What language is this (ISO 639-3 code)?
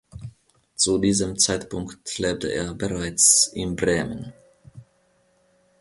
deu